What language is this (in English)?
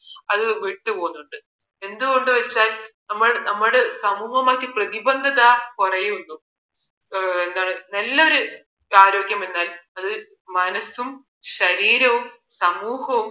Malayalam